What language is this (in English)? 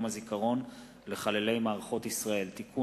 Hebrew